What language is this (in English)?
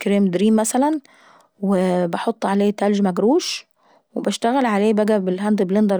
Saidi Arabic